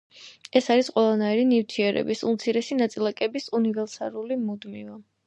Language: Georgian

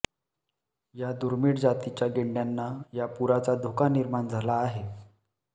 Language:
Marathi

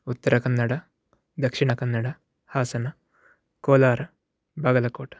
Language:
Sanskrit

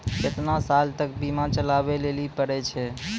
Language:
Maithili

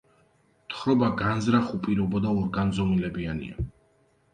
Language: Georgian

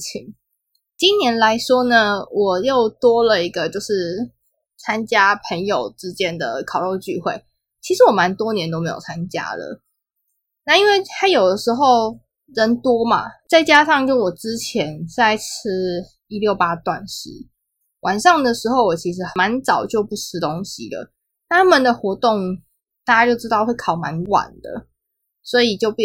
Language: Chinese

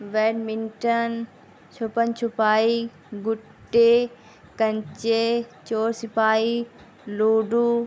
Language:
Urdu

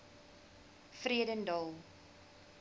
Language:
Afrikaans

